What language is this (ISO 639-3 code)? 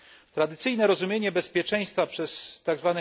pol